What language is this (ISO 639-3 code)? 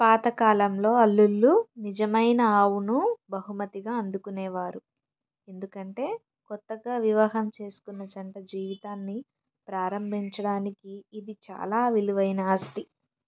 tel